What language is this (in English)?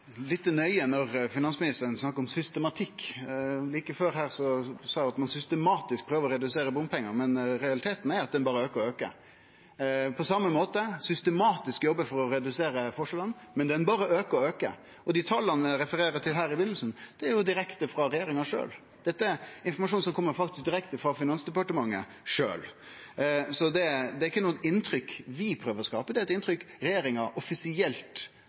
Norwegian Nynorsk